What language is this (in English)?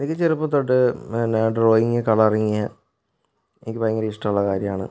Malayalam